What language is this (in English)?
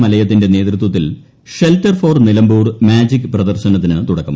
Malayalam